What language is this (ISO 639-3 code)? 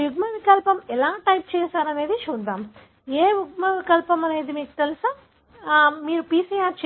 tel